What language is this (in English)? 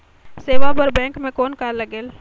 Chhattisgarhi